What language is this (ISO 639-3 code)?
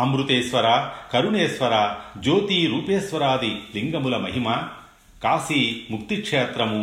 tel